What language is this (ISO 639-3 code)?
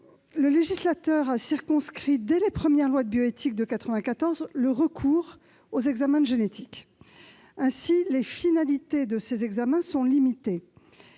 fra